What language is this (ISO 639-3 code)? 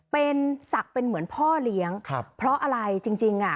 tha